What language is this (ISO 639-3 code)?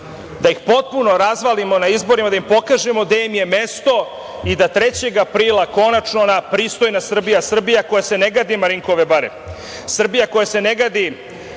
srp